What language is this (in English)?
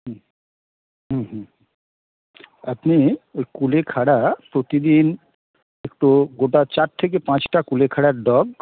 Bangla